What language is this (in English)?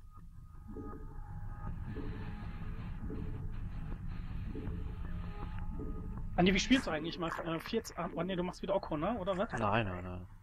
German